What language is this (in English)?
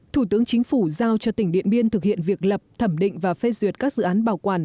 Vietnamese